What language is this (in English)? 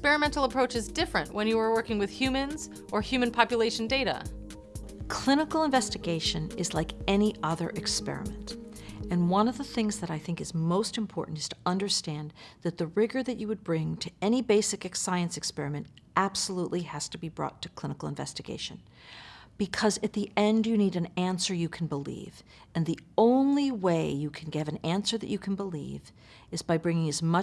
English